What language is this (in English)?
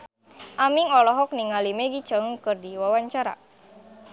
Sundanese